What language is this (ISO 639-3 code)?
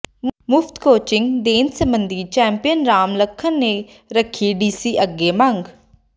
pan